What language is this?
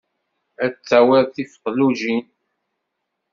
Kabyle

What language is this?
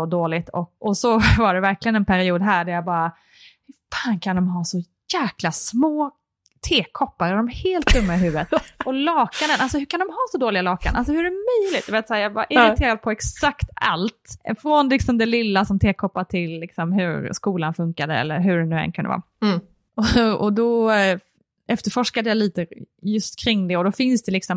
Swedish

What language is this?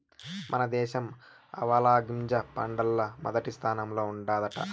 Telugu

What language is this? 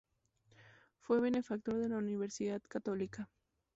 Spanish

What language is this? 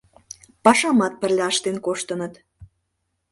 Mari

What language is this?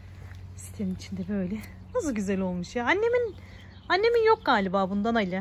Turkish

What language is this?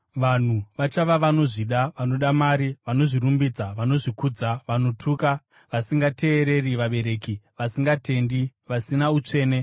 Shona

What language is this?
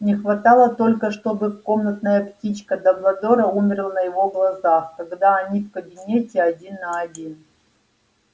Russian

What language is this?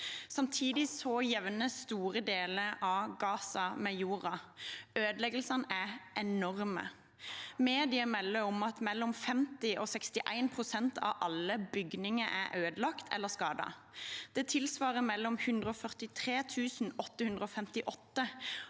Norwegian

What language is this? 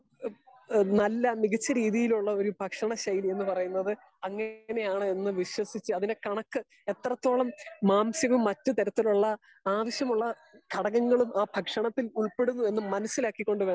Malayalam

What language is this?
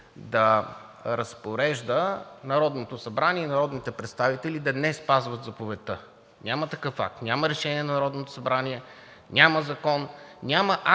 Bulgarian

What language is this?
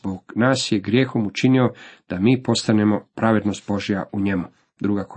Croatian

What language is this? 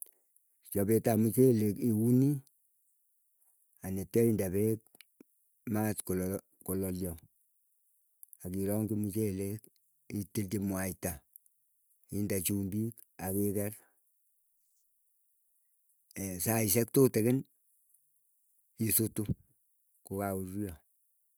Keiyo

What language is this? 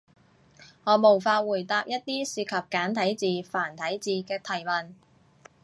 Cantonese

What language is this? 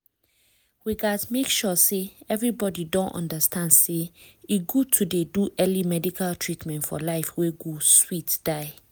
Nigerian Pidgin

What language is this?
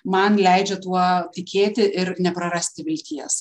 Lithuanian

